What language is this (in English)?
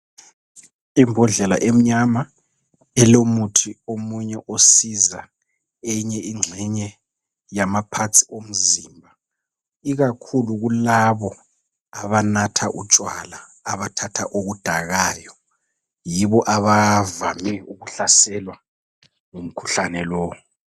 North Ndebele